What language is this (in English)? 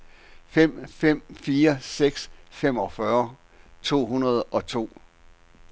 Danish